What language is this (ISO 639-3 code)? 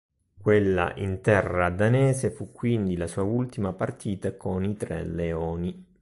ita